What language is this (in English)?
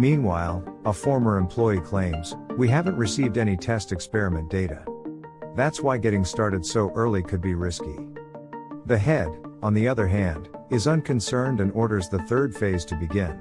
English